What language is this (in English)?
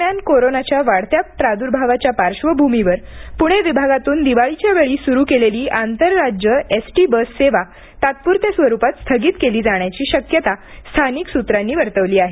Marathi